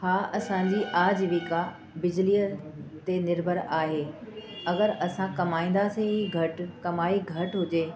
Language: Sindhi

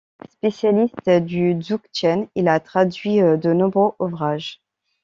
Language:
French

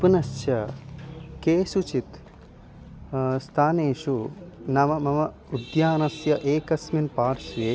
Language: Sanskrit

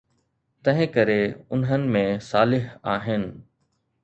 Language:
Sindhi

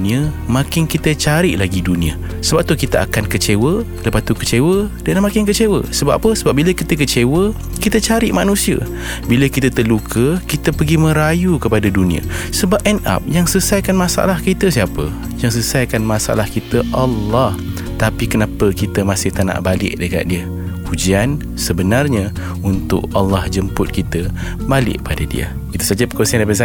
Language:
Malay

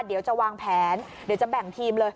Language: Thai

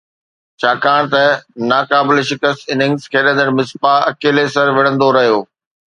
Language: Sindhi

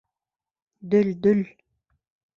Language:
Bashkir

